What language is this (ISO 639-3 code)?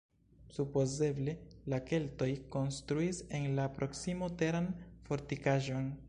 epo